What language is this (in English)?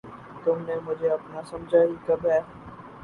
Urdu